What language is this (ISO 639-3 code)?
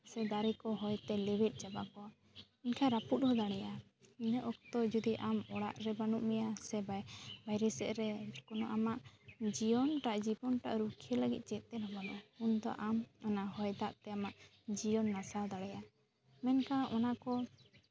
sat